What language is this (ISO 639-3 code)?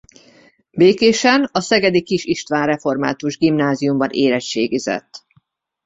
hun